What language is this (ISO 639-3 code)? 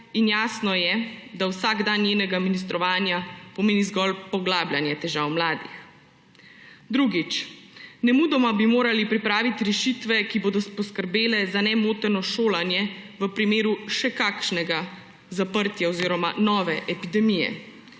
slv